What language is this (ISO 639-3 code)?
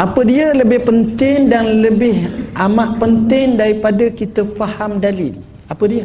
msa